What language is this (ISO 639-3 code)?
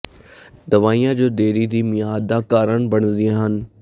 pan